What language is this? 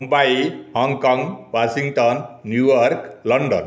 Odia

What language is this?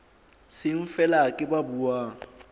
Southern Sotho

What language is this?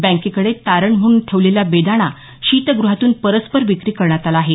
Marathi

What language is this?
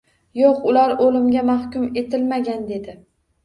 Uzbek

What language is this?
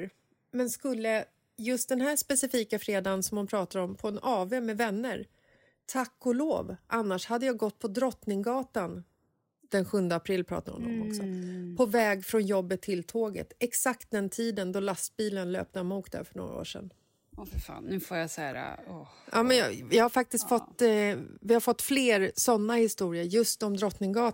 Swedish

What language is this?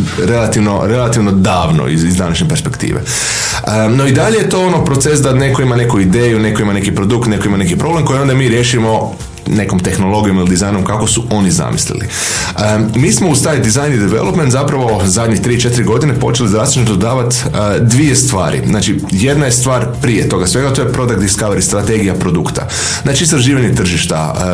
Croatian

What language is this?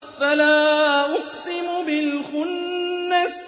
Arabic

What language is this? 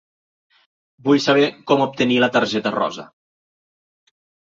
Catalan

